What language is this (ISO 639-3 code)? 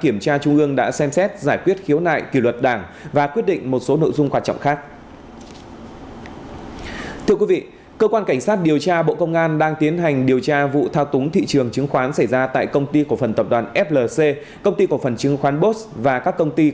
vie